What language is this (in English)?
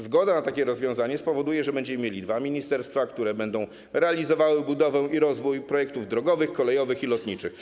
Polish